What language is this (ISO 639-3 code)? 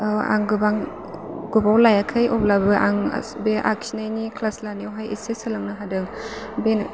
brx